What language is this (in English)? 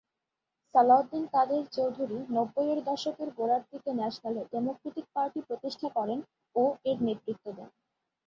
Bangla